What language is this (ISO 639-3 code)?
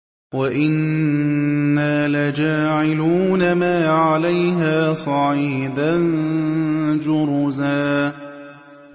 ara